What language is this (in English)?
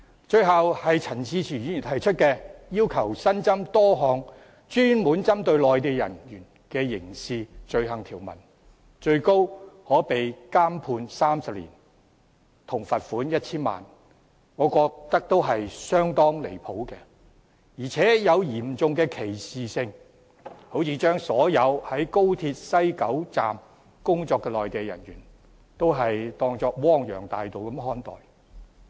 Cantonese